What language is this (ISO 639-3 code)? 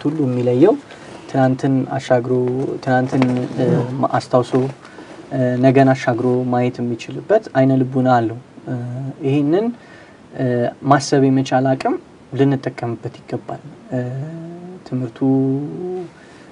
ara